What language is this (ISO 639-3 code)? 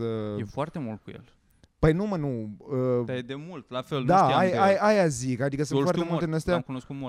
ron